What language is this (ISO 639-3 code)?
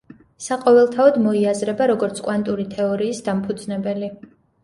kat